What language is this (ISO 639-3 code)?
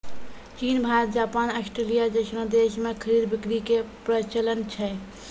mai